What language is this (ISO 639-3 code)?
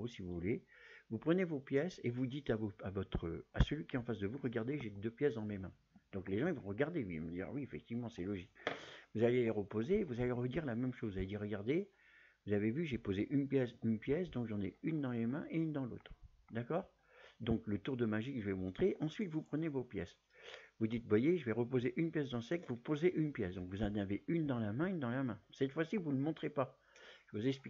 fra